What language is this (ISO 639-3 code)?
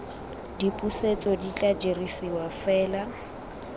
tsn